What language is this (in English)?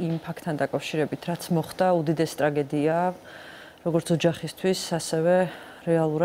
Romanian